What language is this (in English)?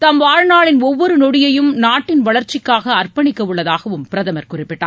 Tamil